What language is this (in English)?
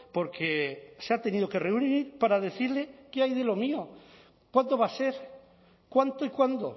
Spanish